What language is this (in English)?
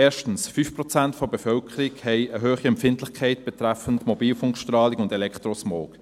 Swiss German